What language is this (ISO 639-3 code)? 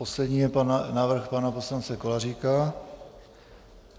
ces